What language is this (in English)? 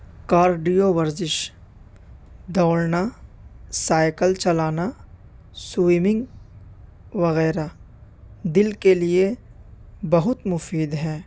Urdu